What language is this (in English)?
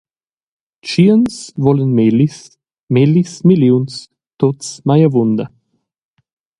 Romansh